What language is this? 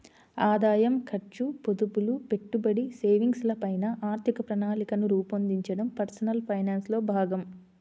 Telugu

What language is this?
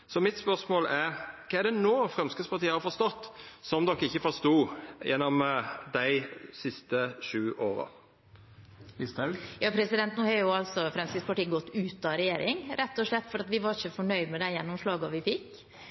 Norwegian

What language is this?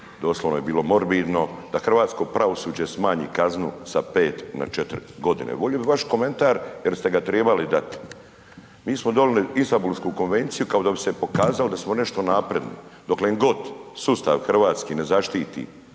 Croatian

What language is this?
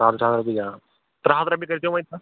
Kashmiri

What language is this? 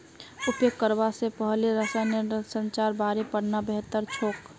Magahi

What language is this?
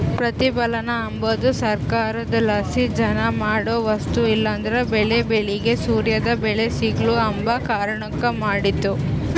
Kannada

